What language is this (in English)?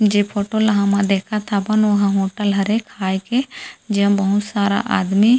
Chhattisgarhi